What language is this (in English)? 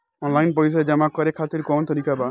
Bhojpuri